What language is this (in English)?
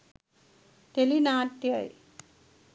Sinhala